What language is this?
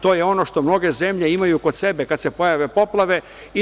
Serbian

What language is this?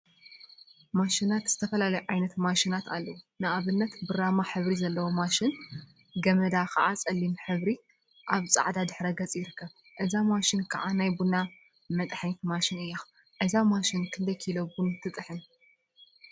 Tigrinya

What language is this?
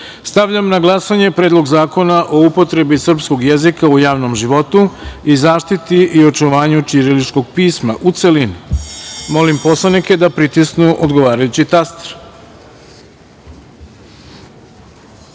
Serbian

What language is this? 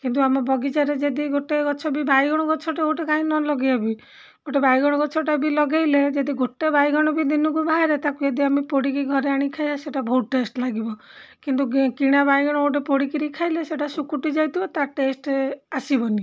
Odia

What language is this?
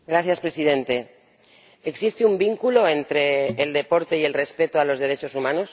Spanish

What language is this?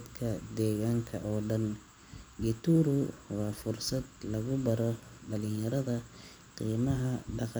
Somali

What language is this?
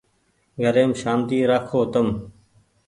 Goaria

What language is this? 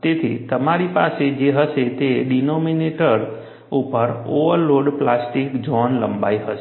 Gujarati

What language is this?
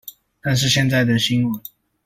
Chinese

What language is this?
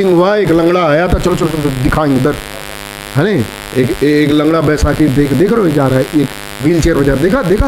Hindi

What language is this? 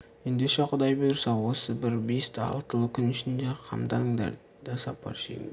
Kazakh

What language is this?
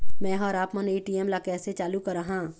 Chhattisgarhi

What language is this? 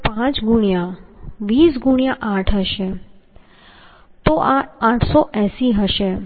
Gujarati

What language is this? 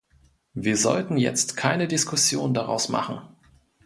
German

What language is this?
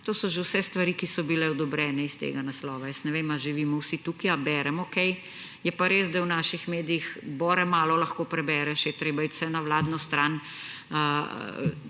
Slovenian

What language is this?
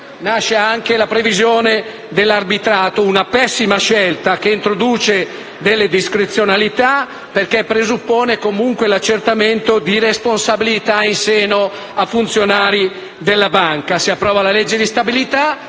Italian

